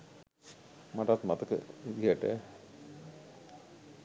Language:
Sinhala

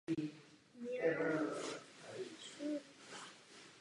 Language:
Czech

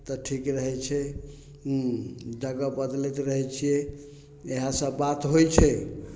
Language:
Maithili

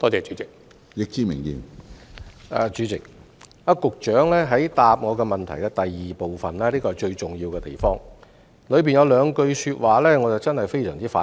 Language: Cantonese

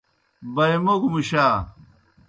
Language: Kohistani Shina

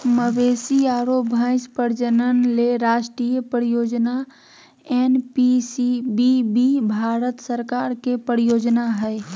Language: Magahi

